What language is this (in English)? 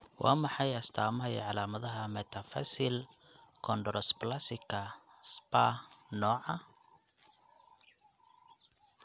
Somali